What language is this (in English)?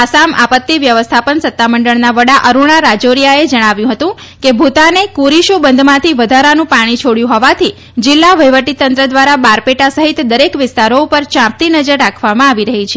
Gujarati